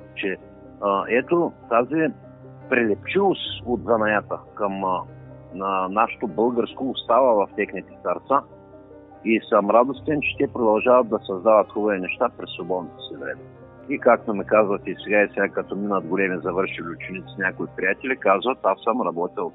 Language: Bulgarian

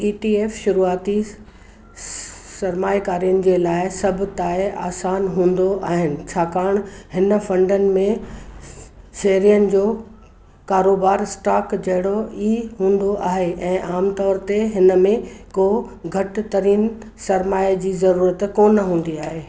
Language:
Sindhi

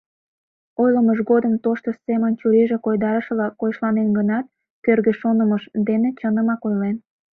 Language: Mari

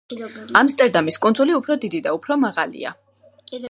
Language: Georgian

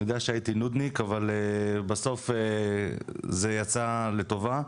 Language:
Hebrew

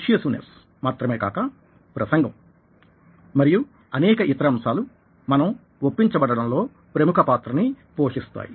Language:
Telugu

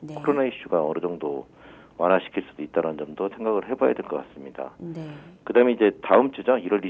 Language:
Korean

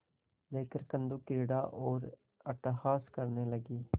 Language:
Hindi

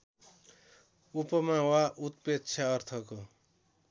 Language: Nepali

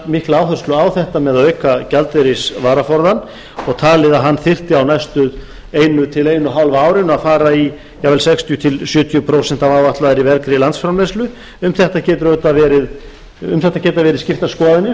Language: Icelandic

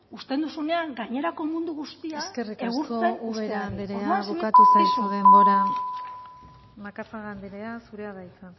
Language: Basque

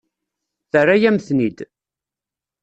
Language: Kabyle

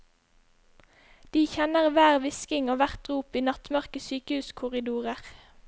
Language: Norwegian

